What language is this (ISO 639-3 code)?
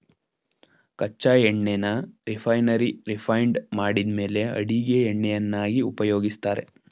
kan